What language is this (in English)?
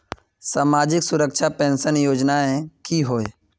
Magahi